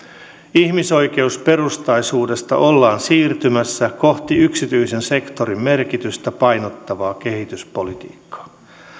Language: Finnish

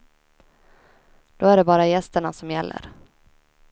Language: Swedish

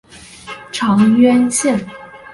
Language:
Chinese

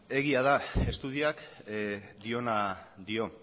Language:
Basque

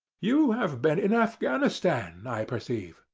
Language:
English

